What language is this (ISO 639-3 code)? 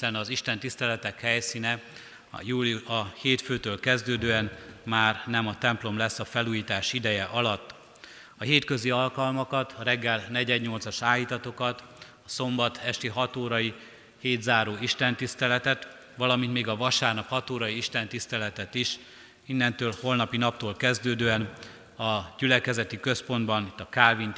hun